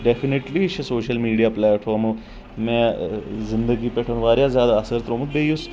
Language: Kashmiri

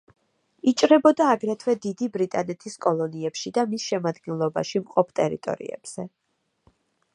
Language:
Georgian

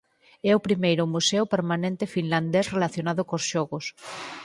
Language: Galician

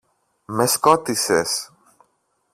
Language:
Greek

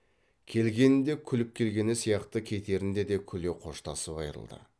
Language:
Kazakh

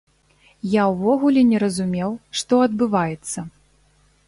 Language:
Belarusian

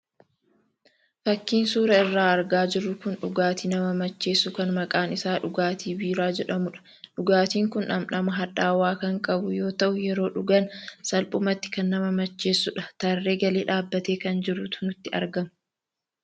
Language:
Oromo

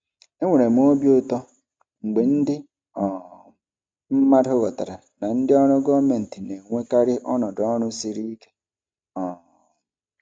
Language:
Igbo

